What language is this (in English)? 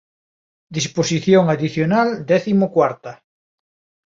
Galician